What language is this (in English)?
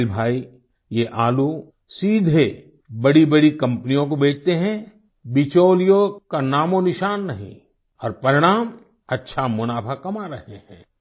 Hindi